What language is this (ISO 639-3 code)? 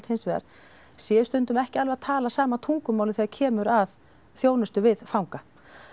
isl